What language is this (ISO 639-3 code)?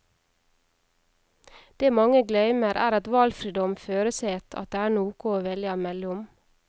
nor